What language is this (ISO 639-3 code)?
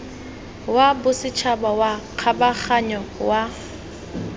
tsn